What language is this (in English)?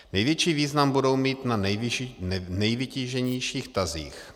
Czech